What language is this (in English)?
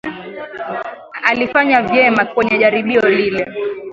Swahili